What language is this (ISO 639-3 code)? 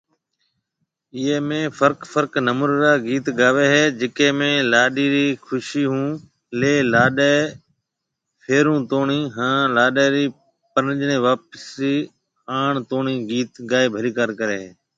mve